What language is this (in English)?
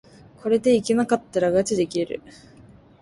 Japanese